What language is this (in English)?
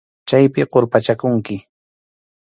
Arequipa-La Unión Quechua